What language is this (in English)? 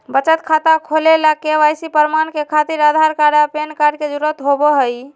Magahi